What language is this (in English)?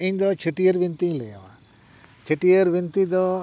Santali